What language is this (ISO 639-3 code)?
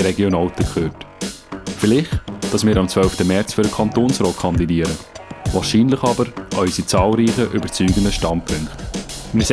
deu